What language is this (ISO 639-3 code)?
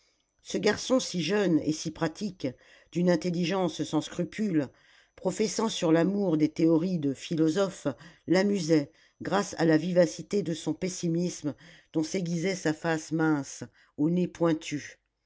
fra